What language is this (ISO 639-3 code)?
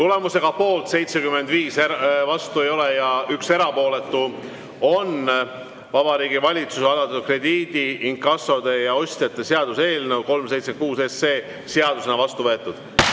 est